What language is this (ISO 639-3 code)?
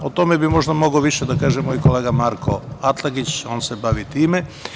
srp